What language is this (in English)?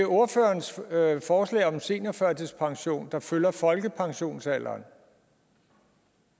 Danish